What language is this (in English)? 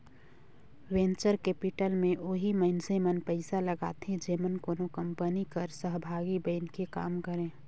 Chhattisgarhi